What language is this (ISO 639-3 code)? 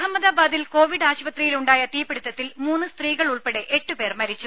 mal